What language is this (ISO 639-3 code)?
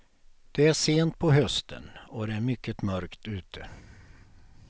swe